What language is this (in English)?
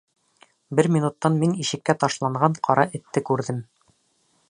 Bashkir